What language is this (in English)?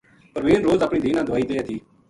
Gujari